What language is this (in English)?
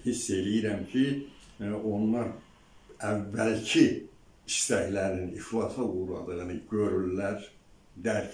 Turkish